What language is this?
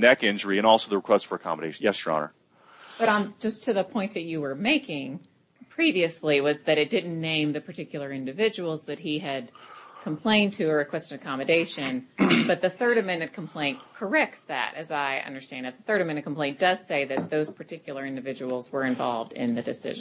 English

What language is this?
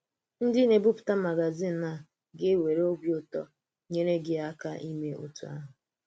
Igbo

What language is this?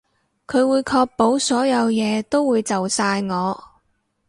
Cantonese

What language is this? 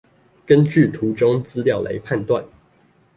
Chinese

